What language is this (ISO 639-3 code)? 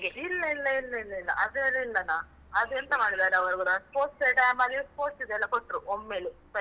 kan